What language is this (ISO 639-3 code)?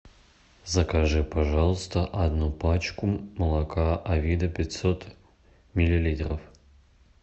rus